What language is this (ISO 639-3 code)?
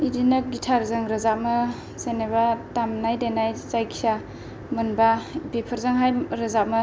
brx